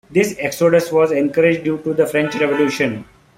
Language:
English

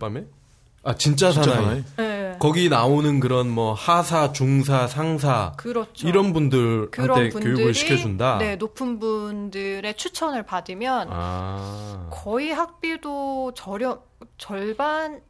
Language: Korean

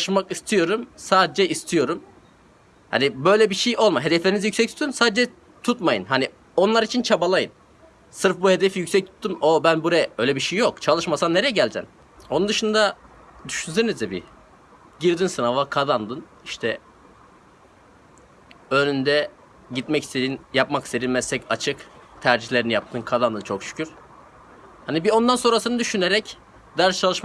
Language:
Turkish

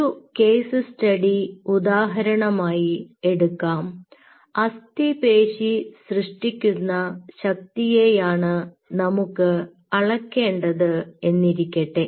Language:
Malayalam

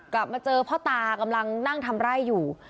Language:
Thai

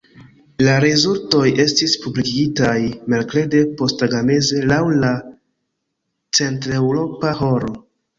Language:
Esperanto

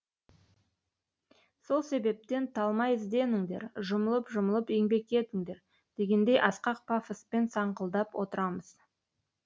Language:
Kazakh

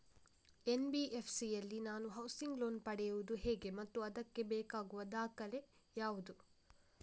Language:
Kannada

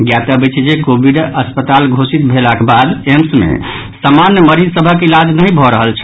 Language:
Maithili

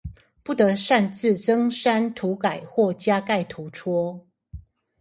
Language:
Chinese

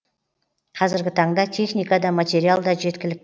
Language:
Kazakh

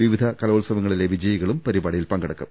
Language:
Malayalam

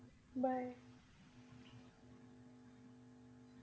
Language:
Punjabi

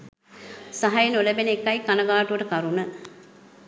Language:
Sinhala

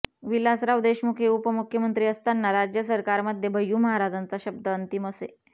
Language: Marathi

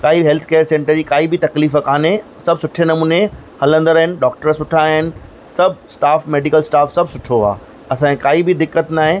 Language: Sindhi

